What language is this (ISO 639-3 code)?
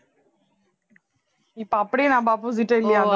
tam